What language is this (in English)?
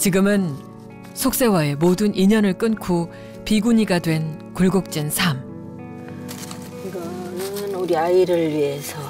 Korean